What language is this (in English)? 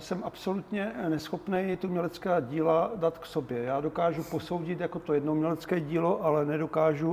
Czech